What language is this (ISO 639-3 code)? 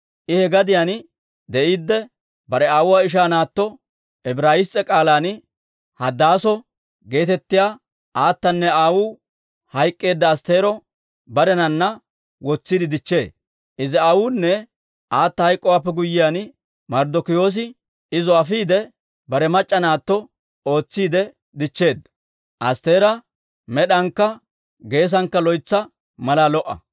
dwr